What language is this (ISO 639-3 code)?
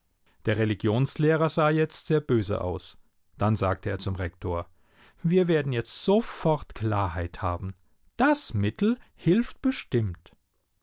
deu